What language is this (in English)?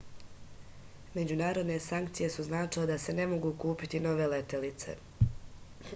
Serbian